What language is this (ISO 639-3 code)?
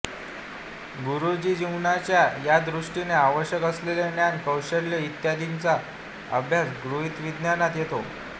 mar